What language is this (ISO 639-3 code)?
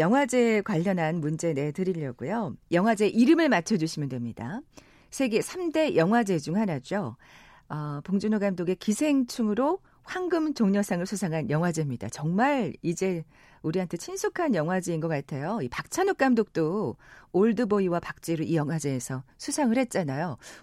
kor